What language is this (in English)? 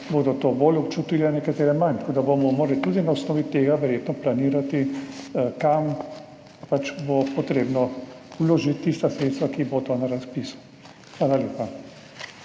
Slovenian